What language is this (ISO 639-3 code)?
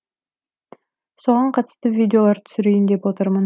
kaz